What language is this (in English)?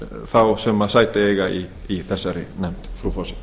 Icelandic